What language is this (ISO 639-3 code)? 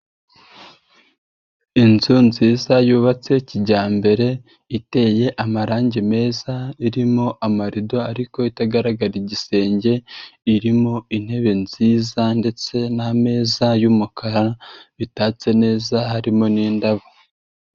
kin